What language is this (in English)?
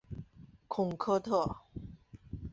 Chinese